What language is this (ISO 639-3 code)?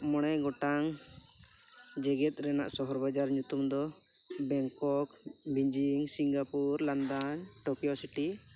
sat